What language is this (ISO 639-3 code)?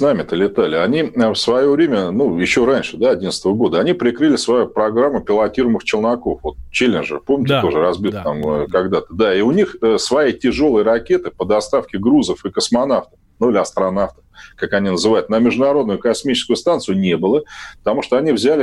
rus